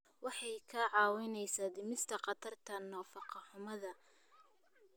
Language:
Somali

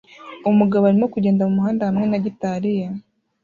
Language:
Kinyarwanda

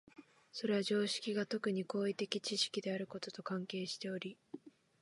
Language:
Japanese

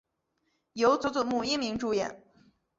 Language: Chinese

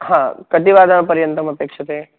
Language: Sanskrit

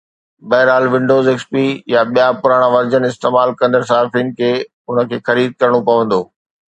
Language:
Sindhi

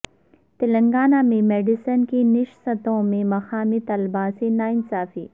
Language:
Urdu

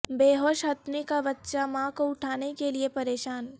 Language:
Urdu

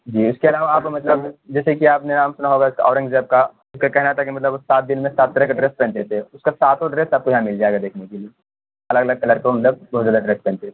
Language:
Urdu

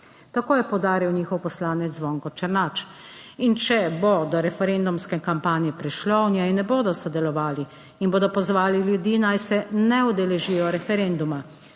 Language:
Slovenian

